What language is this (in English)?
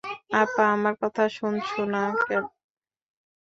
Bangla